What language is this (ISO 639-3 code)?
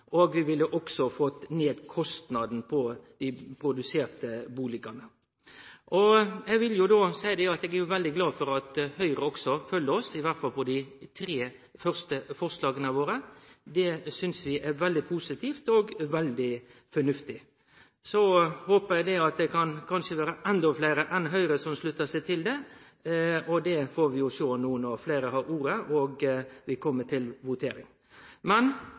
nno